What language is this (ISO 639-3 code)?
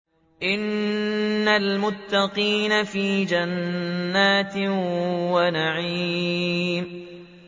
ara